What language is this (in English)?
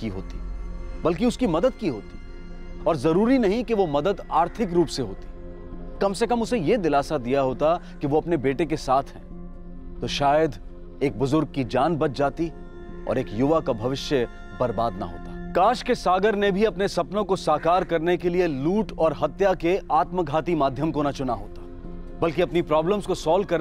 Hindi